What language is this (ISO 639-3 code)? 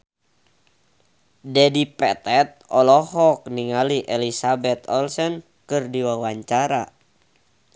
sun